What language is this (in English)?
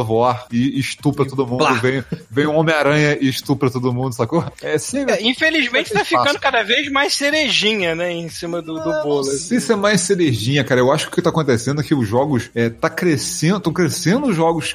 Portuguese